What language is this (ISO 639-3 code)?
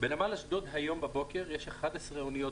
heb